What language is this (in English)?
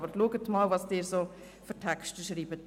Swiss German